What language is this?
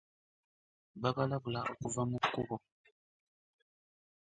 Ganda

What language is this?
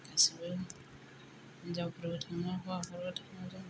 Bodo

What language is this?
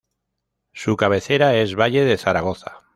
Spanish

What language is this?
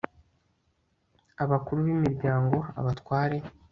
Kinyarwanda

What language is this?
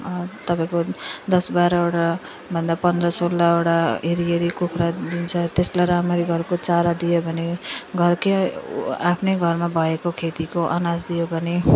Nepali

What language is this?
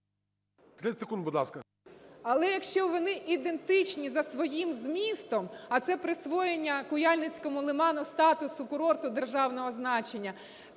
Ukrainian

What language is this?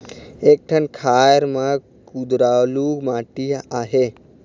Chhattisgarhi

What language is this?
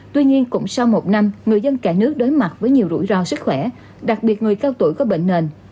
Vietnamese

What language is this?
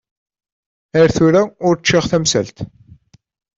Kabyle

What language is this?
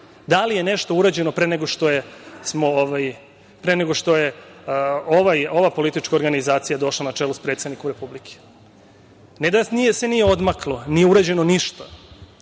Serbian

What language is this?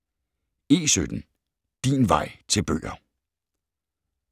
Danish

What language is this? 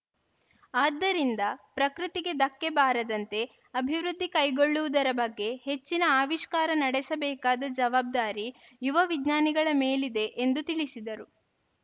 Kannada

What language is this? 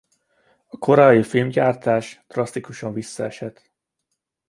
Hungarian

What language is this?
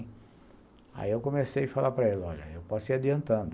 Portuguese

